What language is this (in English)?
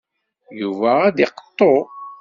Kabyle